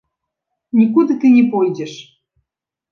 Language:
Belarusian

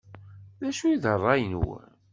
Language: Kabyle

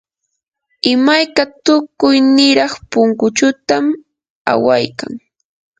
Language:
Yanahuanca Pasco Quechua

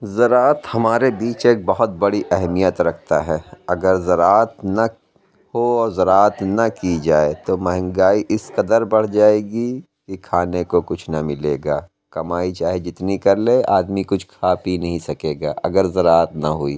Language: Urdu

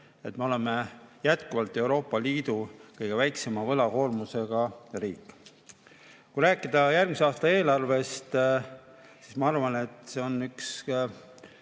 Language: Estonian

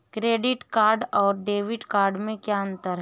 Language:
Hindi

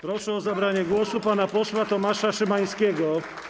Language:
Polish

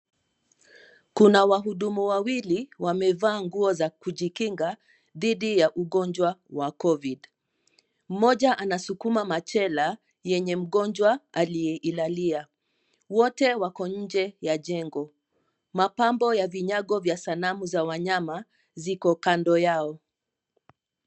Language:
Swahili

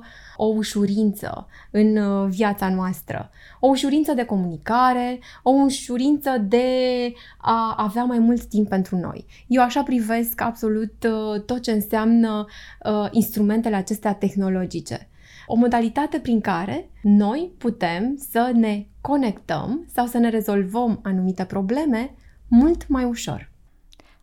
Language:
Romanian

